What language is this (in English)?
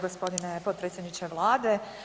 Croatian